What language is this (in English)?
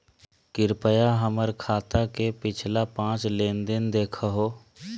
Magahi